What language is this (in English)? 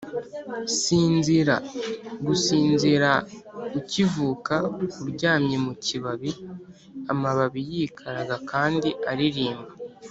Kinyarwanda